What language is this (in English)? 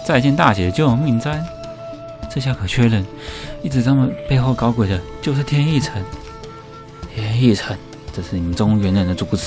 Chinese